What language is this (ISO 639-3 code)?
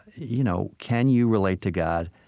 eng